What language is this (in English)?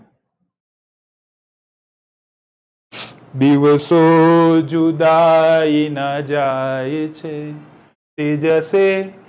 Gujarati